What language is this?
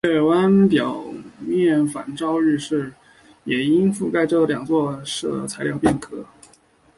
Chinese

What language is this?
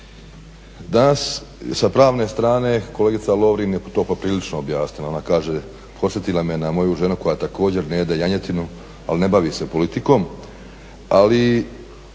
Croatian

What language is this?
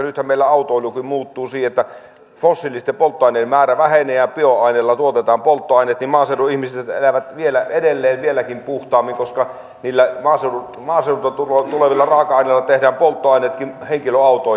Finnish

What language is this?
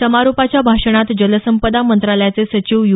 Marathi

